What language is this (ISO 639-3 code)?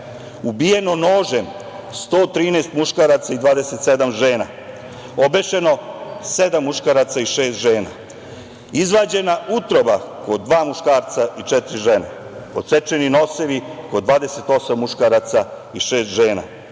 srp